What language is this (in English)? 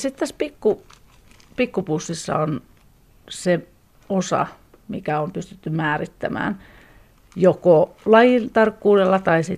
Finnish